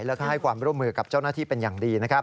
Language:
Thai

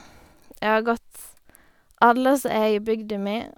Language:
Norwegian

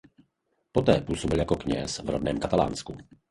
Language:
Czech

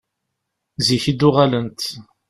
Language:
Kabyle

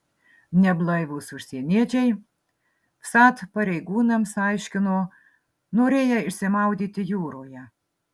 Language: Lithuanian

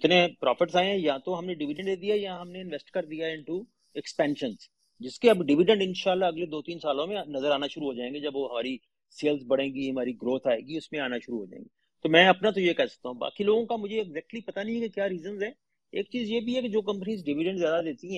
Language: Urdu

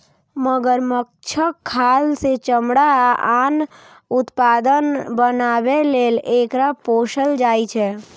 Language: Maithili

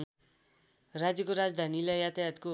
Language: Nepali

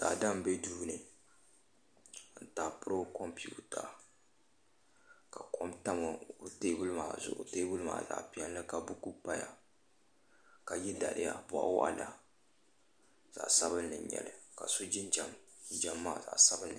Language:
Dagbani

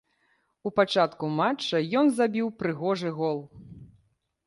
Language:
Belarusian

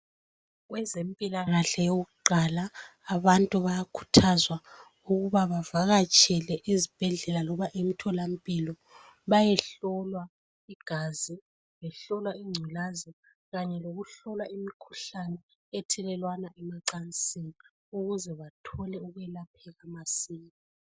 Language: North Ndebele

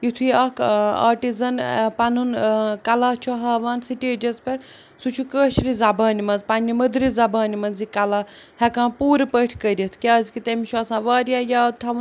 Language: Kashmiri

